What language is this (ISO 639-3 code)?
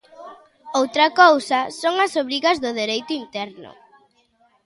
glg